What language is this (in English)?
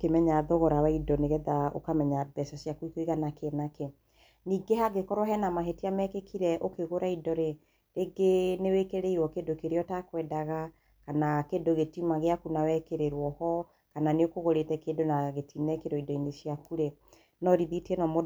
Kikuyu